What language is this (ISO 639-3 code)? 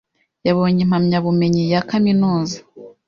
kin